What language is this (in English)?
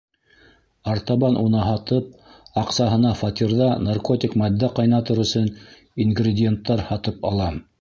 Bashkir